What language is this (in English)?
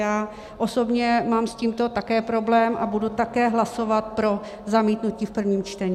Czech